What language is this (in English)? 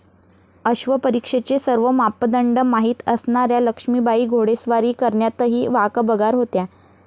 Marathi